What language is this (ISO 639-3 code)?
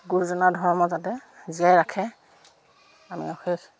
asm